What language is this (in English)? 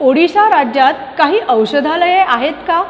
Marathi